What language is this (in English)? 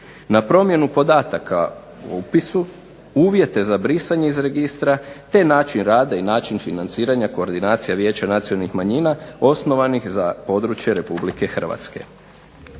Croatian